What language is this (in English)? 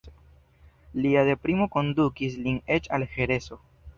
Esperanto